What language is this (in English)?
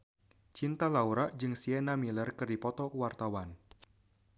Sundanese